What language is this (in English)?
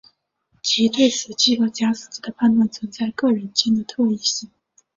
Chinese